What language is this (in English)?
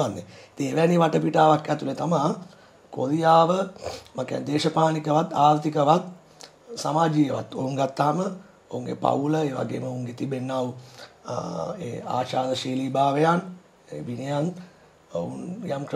Indonesian